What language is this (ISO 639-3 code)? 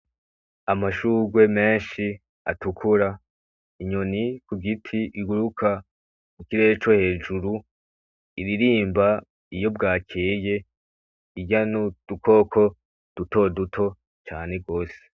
run